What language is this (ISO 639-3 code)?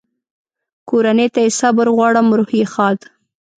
pus